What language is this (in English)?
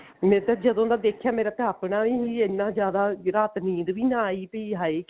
Punjabi